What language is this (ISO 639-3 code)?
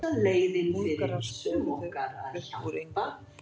isl